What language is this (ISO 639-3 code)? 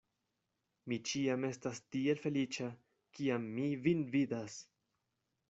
epo